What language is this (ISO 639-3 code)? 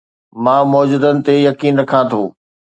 snd